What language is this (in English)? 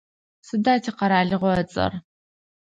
Adyghe